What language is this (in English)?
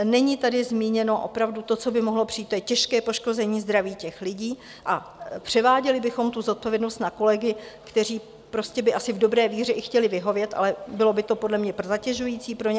Czech